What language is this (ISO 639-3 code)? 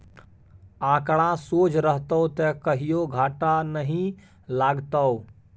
mai